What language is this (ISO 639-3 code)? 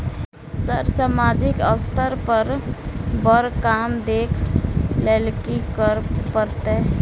mai